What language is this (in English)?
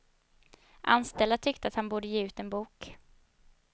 Swedish